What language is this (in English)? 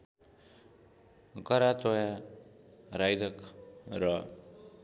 Nepali